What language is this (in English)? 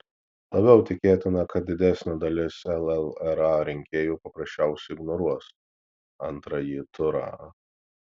Lithuanian